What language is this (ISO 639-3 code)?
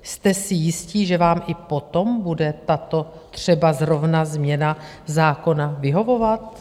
ces